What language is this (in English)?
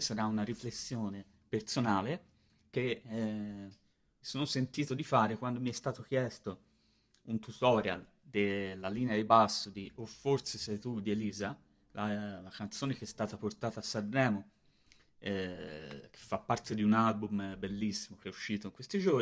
Italian